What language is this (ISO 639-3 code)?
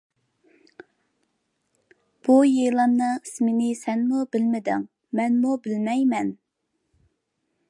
uig